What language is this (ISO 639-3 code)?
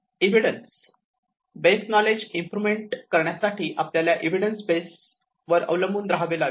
mar